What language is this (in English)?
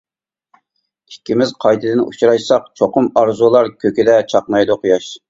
Uyghur